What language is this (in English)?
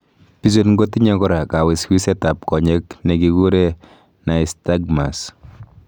Kalenjin